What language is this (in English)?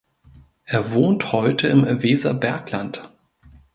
German